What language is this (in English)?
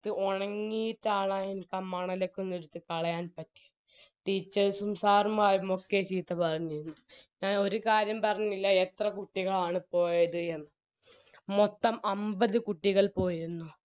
Malayalam